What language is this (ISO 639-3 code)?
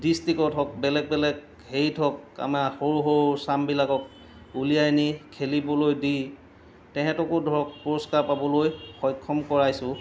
asm